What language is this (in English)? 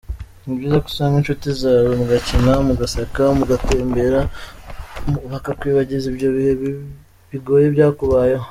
Kinyarwanda